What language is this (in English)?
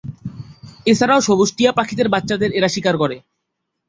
Bangla